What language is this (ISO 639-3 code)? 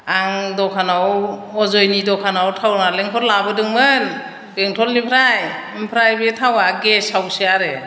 brx